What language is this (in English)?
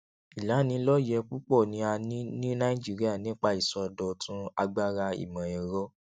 Yoruba